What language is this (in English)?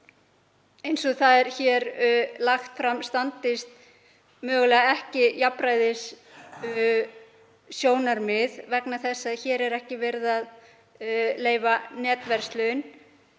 Icelandic